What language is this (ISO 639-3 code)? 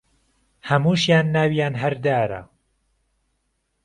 ckb